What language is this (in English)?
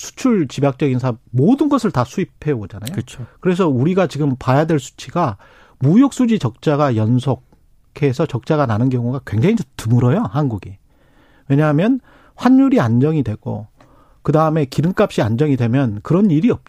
Korean